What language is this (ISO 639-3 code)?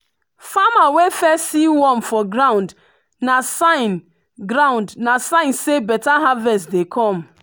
pcm